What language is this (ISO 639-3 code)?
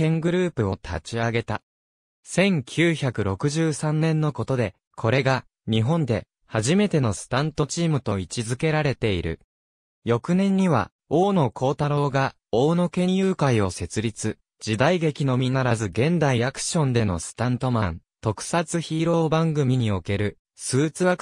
jpn